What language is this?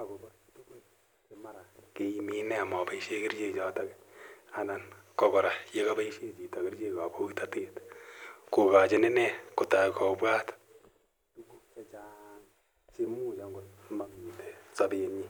Kalenjin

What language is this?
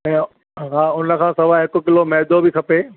Sindhi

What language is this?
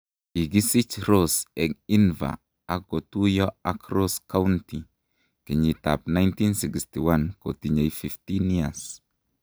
Kalenjin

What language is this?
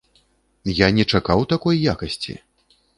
Belarusian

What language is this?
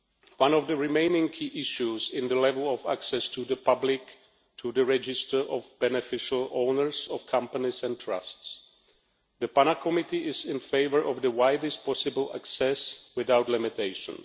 English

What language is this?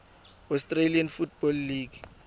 Tswana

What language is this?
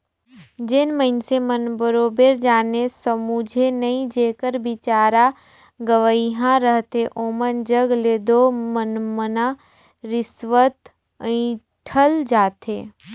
Chhattisgarhi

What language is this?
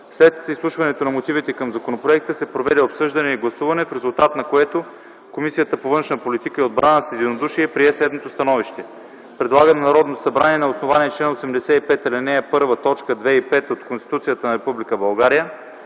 Bulgarian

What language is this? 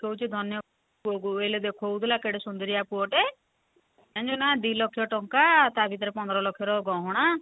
Odia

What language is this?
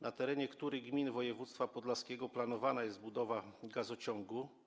Polish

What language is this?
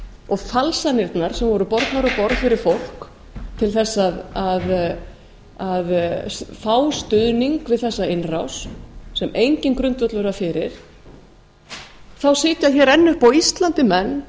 Icelandic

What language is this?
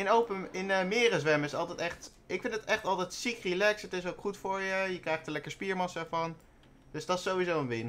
Dutch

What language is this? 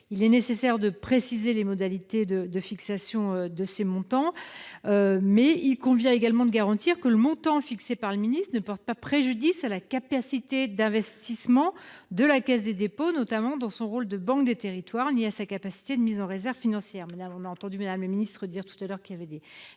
French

